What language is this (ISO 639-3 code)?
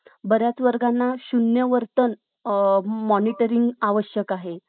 mar